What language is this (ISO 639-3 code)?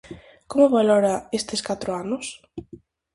glg